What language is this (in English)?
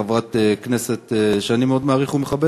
Hebrew